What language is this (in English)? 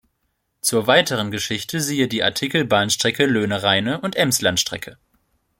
German